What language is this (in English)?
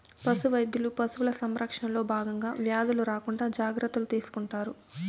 Telugu